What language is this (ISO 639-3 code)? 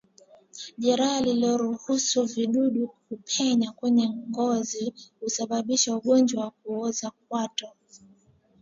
swa